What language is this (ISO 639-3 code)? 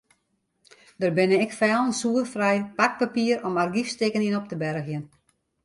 fry